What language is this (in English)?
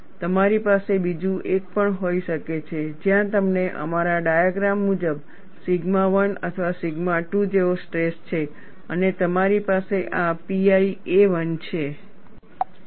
Gujarati